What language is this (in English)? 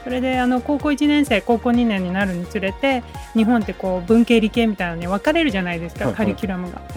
Japanese